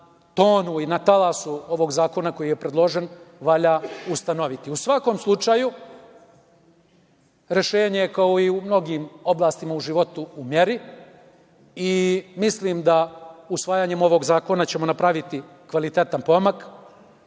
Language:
Serbian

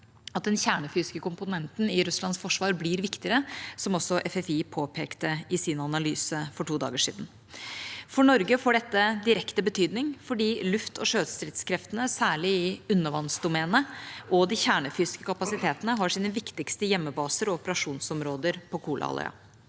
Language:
Norwegian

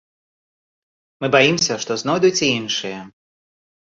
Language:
Belarusian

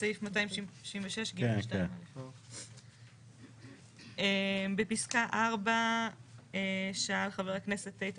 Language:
Hebrew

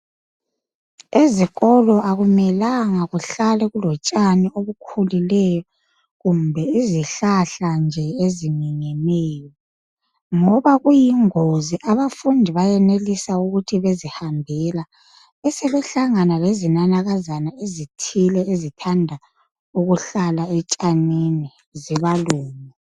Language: North Ndebele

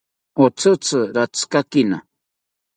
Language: South Ucayali Ashéninka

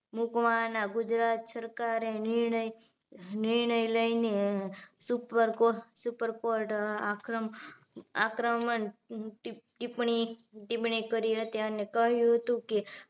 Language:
Gujarati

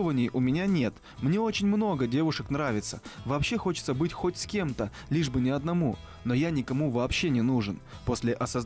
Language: Russian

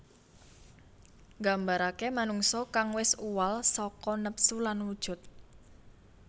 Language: Javanese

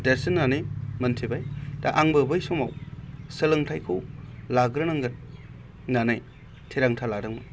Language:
Bodo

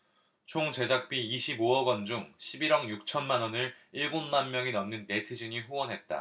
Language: Korean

